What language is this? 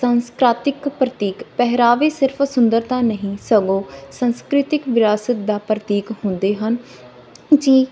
Punjabi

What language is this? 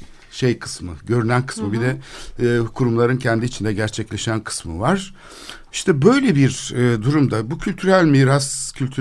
Turkish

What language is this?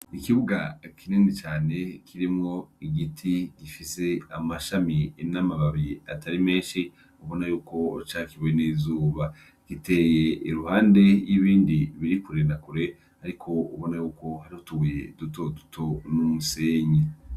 Rundi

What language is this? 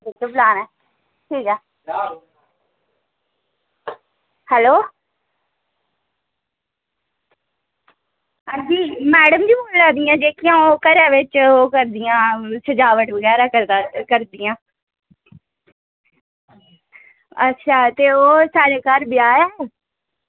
Dogri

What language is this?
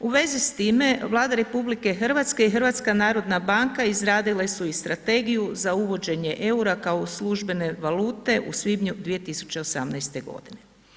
Croatian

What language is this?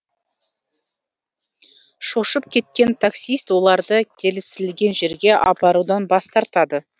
Kazakh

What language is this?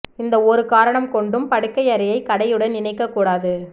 Tamil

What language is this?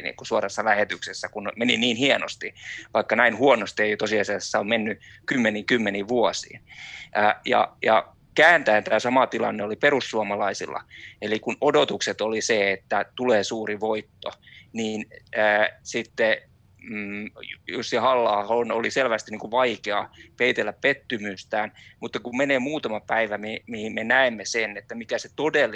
Finnish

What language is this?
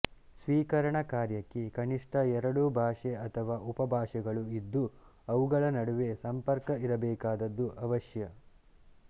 Kannada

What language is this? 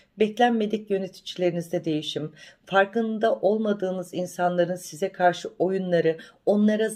Turkish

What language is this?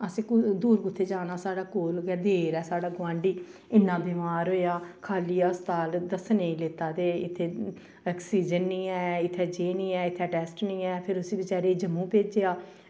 Dogri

